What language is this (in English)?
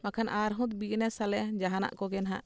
Santali